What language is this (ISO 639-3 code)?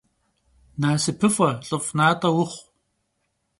kbd